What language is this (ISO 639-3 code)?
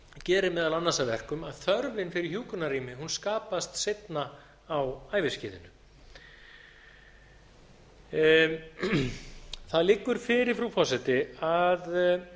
isl